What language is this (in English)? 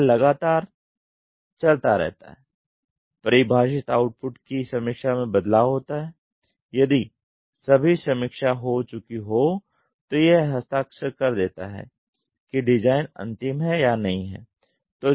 Hindi